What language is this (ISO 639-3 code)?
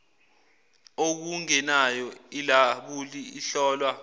zul